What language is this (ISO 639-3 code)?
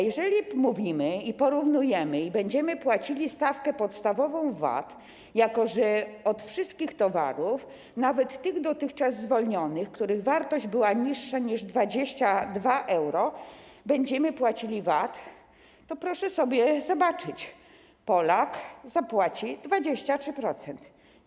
pol